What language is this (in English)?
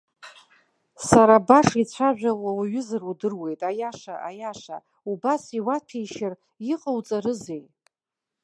Abkhazian